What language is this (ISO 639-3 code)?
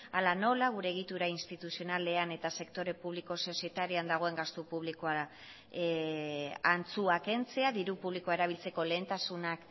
eus